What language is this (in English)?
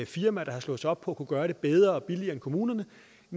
Danish